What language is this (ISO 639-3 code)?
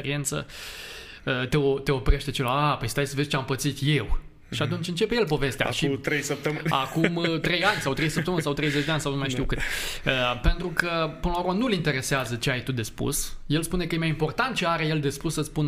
ron